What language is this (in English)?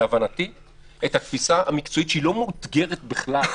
Hebrew